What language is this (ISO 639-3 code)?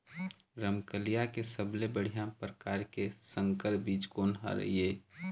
hne